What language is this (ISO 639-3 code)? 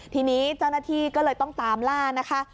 tha